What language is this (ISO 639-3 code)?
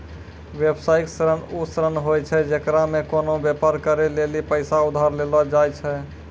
mai